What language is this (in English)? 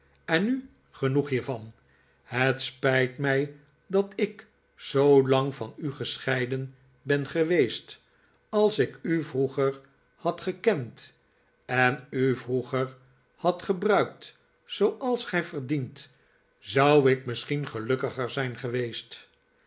Dutch